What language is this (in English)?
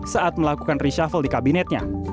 Indonesian